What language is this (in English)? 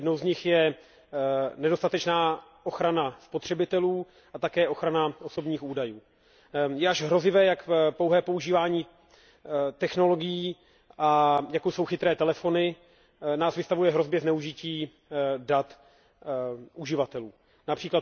Czech